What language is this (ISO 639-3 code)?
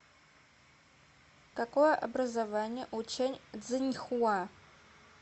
rus